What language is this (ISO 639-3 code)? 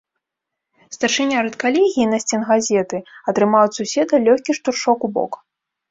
bel